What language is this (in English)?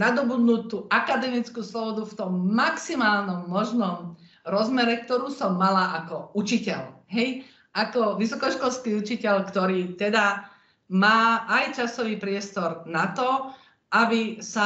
Slovak